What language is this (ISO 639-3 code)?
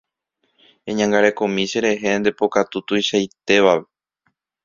grn